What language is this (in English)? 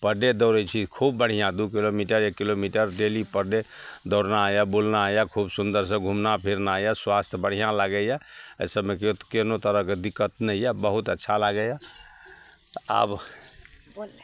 Maithili